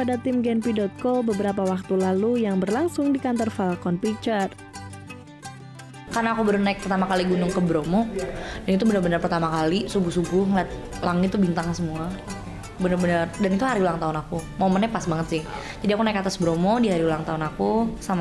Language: Indonesian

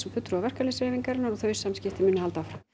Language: Icelandic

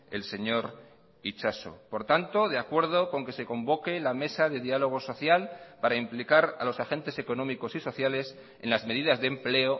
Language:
Spanish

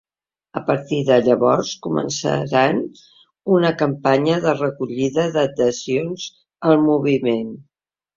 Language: Catalan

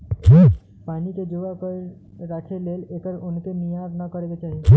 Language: Magahi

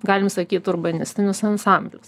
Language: Lithuanian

